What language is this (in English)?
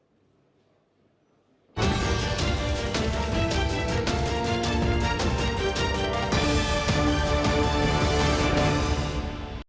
Ukrainian